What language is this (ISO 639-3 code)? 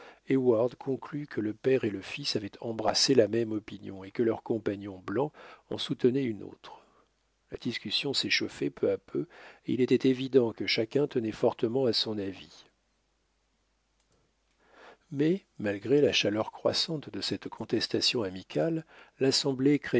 fra